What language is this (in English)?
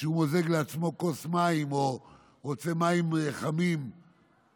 Hebrew